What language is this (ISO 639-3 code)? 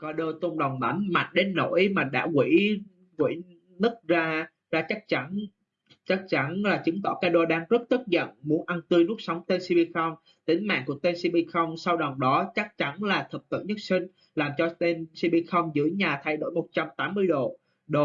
vie